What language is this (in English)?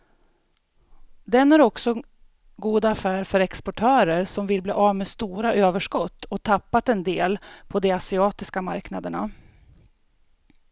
Swedish